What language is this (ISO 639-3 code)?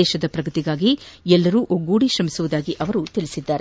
kan